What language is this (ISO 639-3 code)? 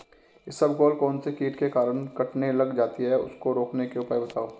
hin